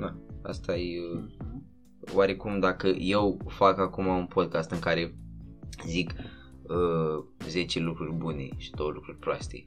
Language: Romanian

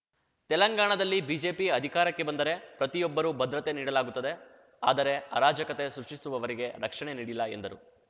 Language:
Kannada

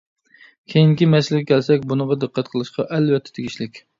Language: Uyghur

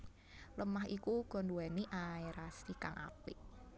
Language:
Javanese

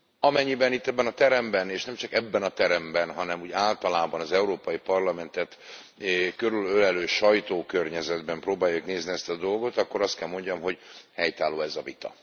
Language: Hungarian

